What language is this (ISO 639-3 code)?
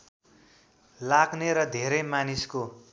nep